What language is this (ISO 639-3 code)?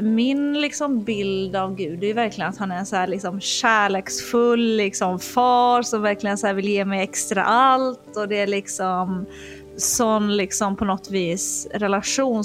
swe